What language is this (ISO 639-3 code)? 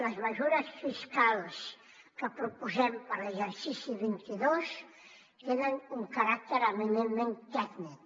cat